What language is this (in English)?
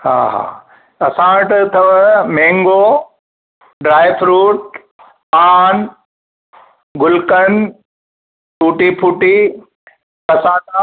Sindhi